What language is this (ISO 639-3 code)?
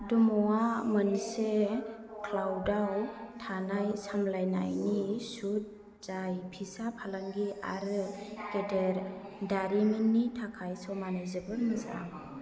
brx